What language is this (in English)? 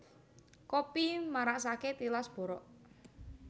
Javanese